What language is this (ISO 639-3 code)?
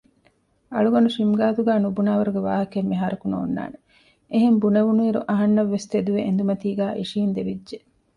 div